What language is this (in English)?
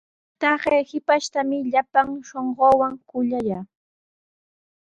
Sihuas Ancash Quechua